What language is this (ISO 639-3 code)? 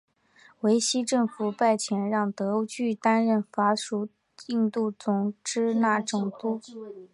zho